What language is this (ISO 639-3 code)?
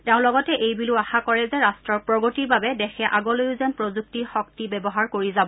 asm